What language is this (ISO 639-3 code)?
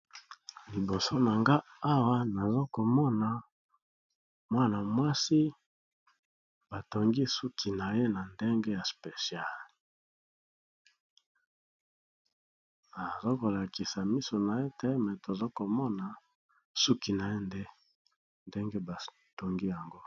lin